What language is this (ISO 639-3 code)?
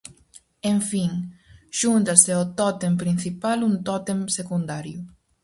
glg